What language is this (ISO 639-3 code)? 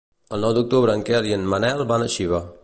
cat